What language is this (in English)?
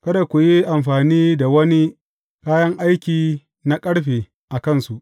Hausa